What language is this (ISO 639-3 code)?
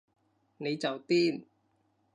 yue